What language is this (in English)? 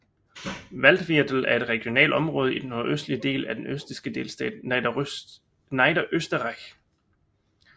Danish